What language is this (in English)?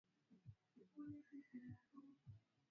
Swahili